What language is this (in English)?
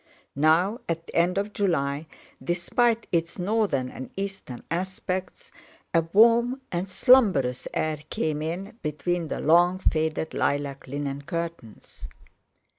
English